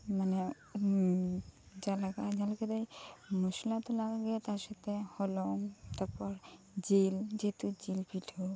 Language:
Santali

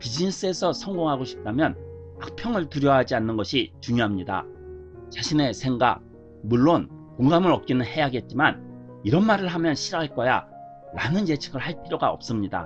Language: Korean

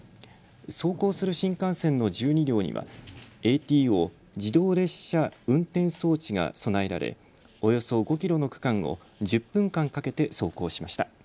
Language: Japanese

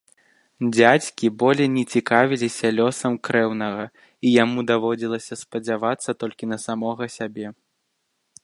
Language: Belarusian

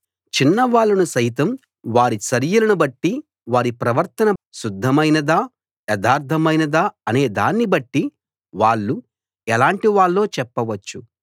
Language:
Telugu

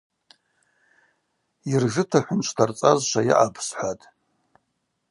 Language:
Abaza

